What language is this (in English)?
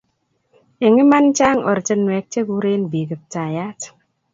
Kalenjin